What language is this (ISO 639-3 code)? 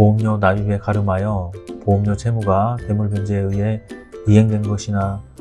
kor